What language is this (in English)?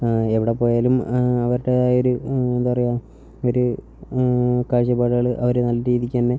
Malayalam